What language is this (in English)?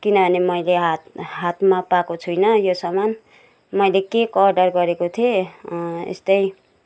Nepali